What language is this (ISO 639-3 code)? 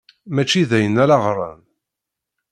kab